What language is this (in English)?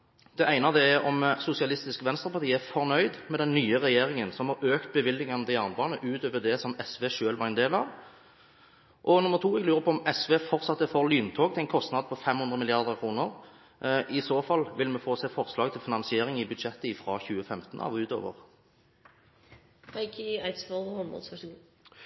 Norwegian Bokmål